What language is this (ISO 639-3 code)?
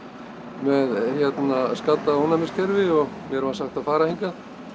isl